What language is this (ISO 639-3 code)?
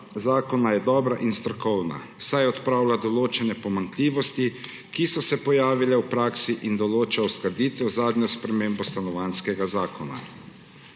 slv